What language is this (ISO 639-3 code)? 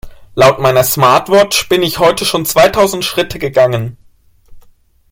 deu